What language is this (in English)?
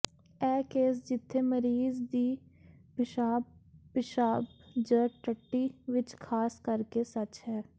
Punjabi